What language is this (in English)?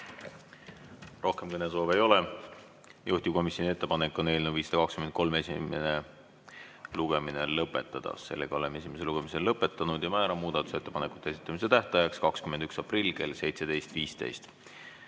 Estonian